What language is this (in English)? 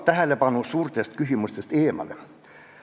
Estonian